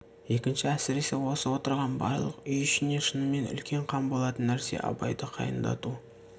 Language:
Kazakh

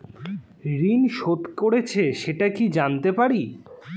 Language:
Bangla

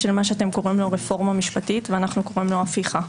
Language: Hebrew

